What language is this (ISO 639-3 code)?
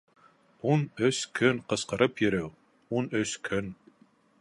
bak